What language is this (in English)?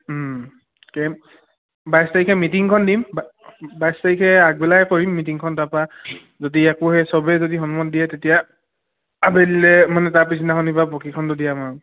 Assamese